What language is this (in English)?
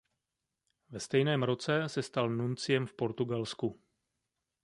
Czech